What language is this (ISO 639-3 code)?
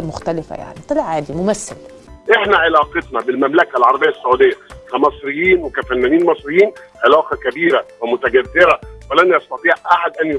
ara